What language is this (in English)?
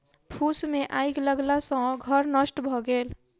Maithili